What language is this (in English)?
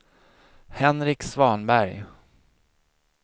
Swedish